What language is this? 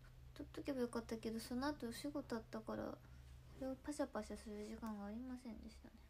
Japanese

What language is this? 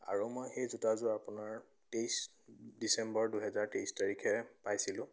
Assamese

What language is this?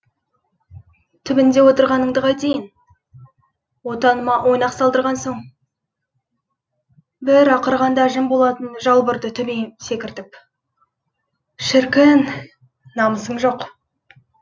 Kazakh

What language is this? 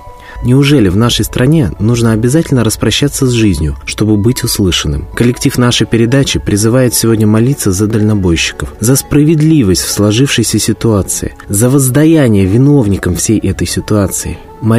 Russian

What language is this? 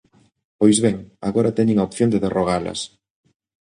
Galician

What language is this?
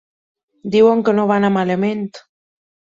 Catalan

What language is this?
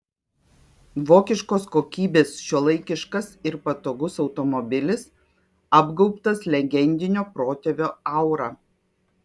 Lithuanian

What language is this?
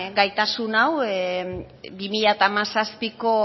Basque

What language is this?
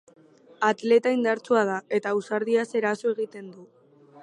Basque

